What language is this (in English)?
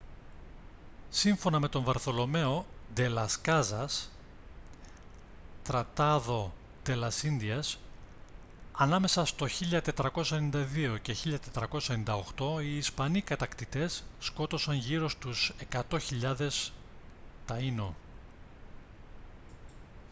Greek